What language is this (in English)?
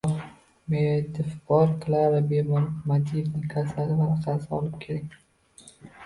Uzbek